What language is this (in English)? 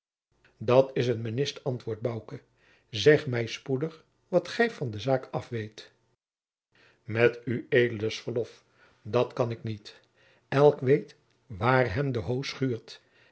Dutch